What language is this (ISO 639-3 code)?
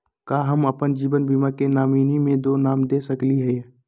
mag